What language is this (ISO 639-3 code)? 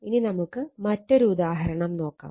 mal